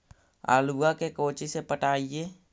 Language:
Magahi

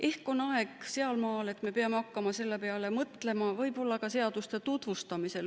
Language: Estonian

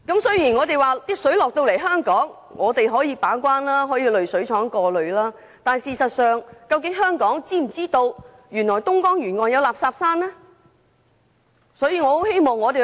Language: Cantonese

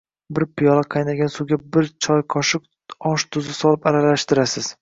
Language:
Uzbek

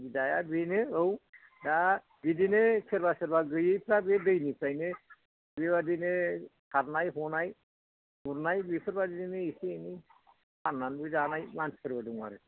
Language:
Bodo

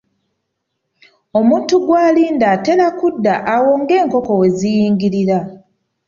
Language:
Ganda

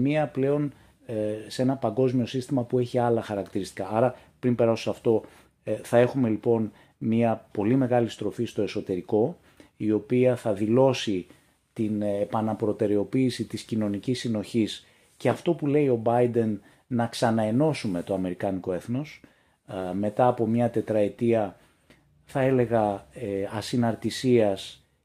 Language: Greek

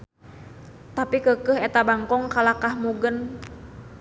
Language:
Sundanese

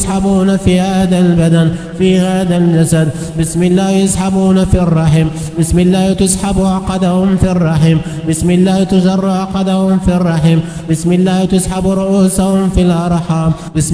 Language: Arabic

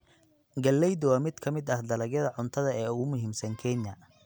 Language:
Somali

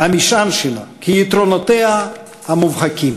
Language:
Hebrew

